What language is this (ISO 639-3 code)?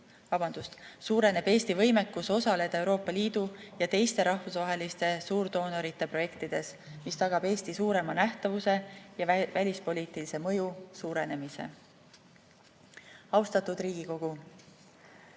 est